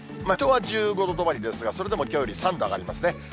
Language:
Japanese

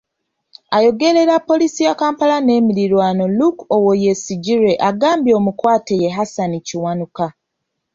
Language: Ganda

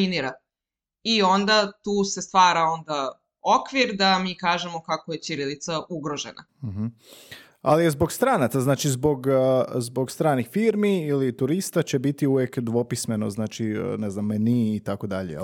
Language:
Croatian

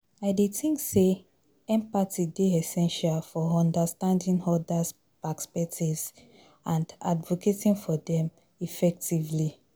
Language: Nigerian Pidgin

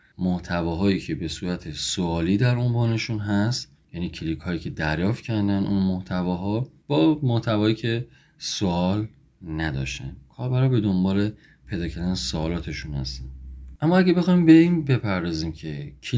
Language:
Persian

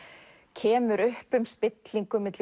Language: Icelandic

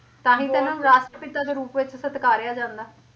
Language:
Punjabi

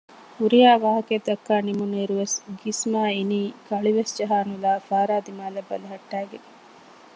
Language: Divehi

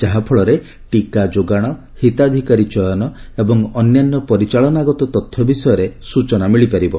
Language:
Odia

